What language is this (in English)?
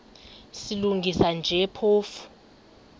Xhosa